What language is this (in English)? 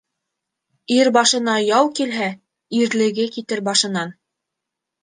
Bashkir